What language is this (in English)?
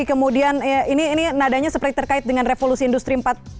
Indonesian